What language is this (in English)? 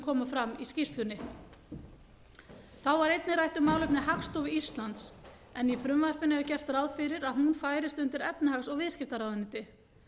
Icelandic